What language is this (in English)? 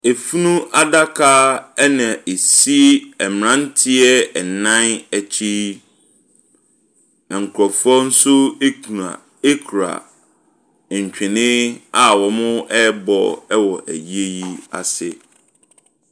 Akan